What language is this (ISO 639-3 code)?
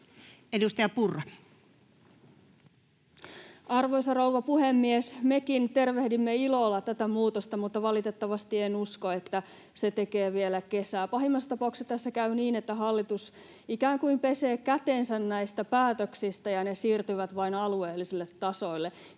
fin